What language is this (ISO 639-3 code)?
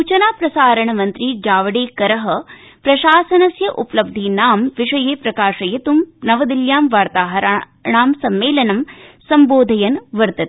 san